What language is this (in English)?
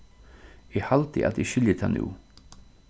Faroese